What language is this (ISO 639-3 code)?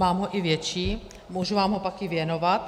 ces